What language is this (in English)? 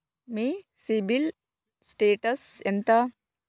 Telugu